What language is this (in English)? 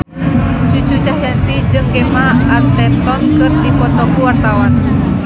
Sundanese